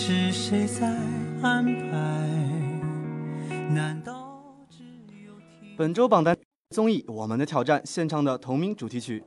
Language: Chinese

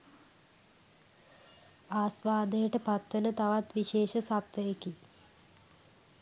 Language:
Sinhala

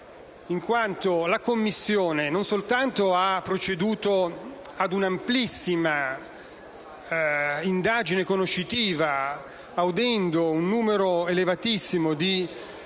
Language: Italian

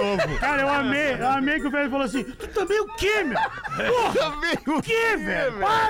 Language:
Portuguese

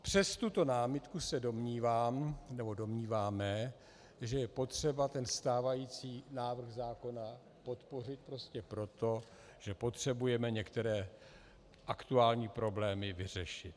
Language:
Czech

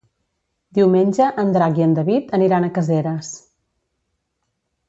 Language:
Catalan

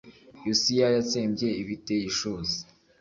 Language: Kinyarwanda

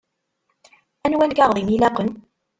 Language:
Kabyle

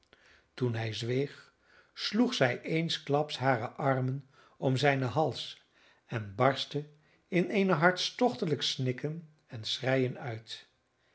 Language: Dutch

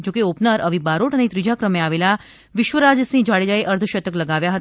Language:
Gujarati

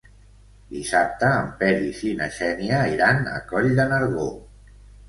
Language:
Catalan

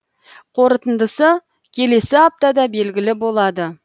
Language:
Kazakh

